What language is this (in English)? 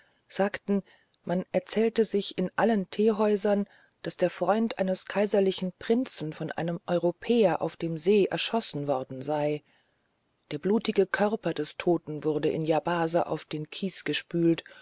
German